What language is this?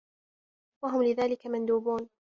Arabic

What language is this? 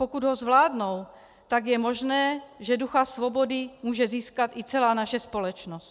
Czech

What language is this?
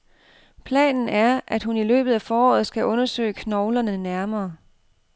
Danish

